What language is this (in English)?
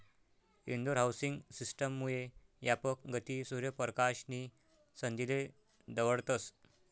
Marathi